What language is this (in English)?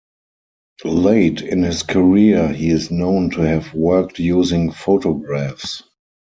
English